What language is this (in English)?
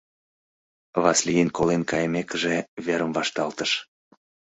Mari